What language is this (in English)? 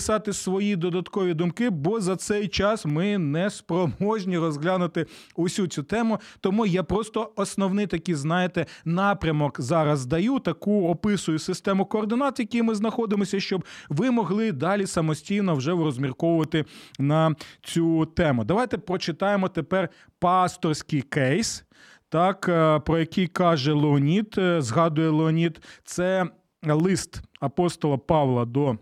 Ukrainian